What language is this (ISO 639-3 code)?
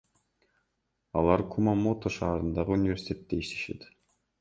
kir